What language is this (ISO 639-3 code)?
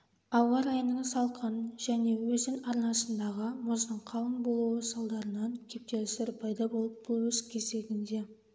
kaz